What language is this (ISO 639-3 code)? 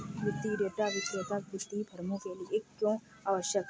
hin